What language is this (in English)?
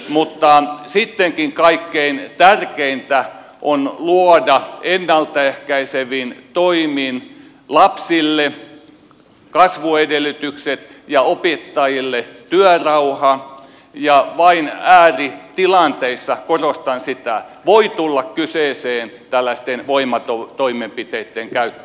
Finnish